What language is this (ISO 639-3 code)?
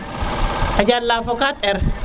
srr